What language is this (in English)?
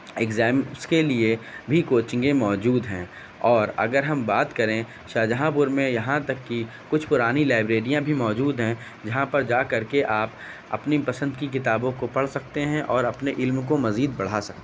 Urdu